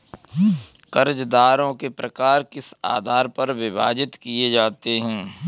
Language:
Hindi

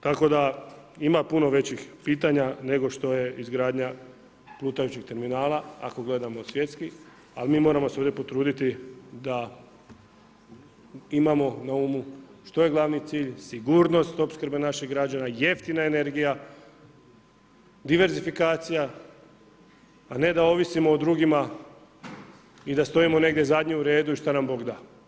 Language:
Croatian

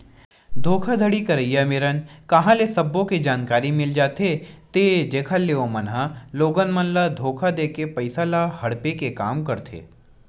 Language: Chhattisgarhi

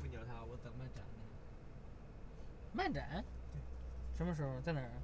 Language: Chinese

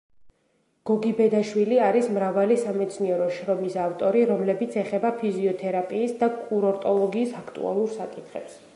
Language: Georgian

